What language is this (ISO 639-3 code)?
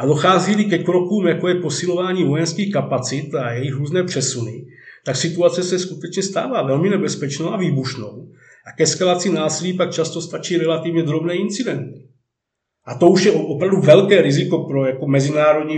ces